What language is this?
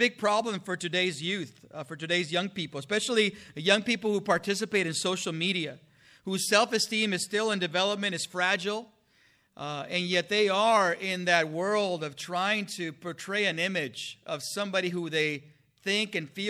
English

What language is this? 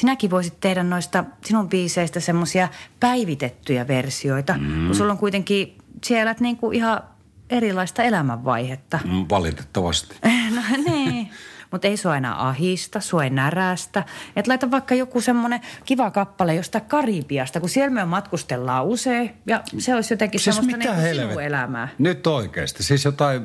Finnish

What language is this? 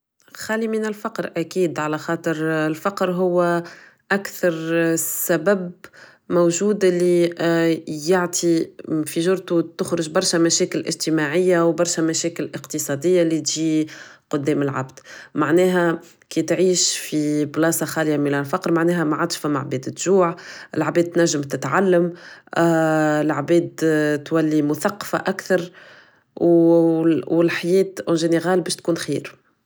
Tunisian Arabic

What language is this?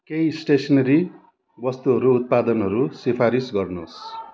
Nepali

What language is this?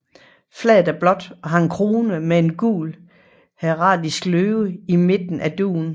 Danish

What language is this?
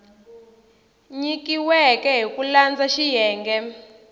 Tsonga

